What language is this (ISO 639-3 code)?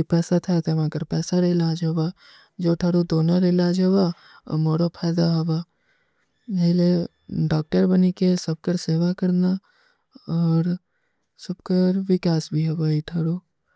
uki